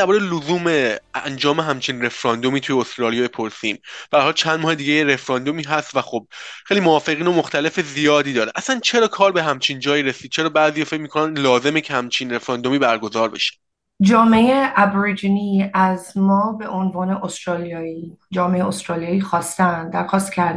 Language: Persian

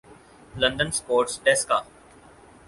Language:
Urdu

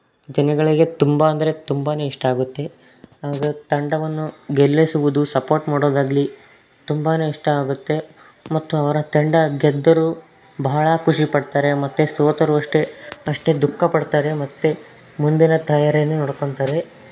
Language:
Kannada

